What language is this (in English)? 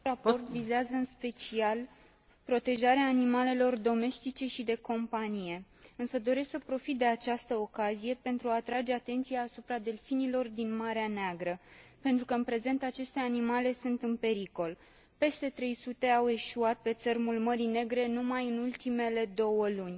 Romanian